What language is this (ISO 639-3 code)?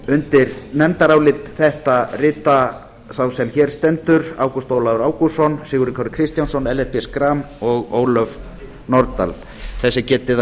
isl